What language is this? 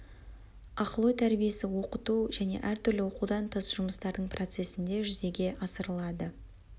Kazakh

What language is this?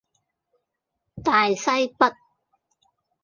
Cantonese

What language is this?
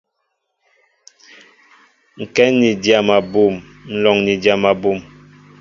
Mbo (Cameroon)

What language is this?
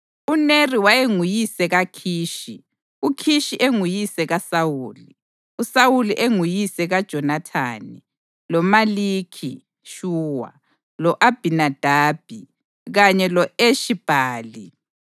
North Ndebele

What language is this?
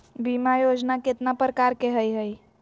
Magahi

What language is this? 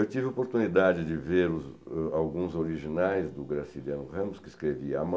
Portuguese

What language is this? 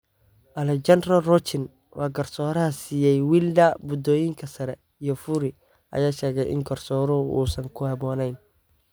Somali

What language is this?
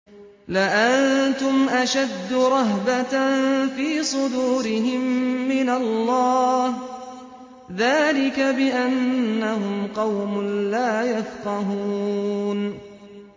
Arabic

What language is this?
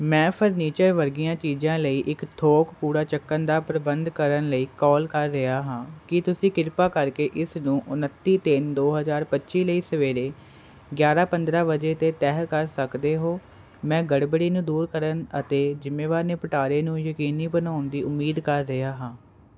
Punjabi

